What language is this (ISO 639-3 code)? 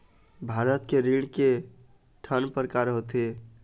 hne